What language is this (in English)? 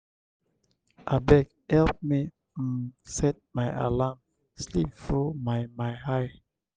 Nigerian Pidgin